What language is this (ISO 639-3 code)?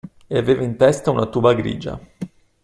ita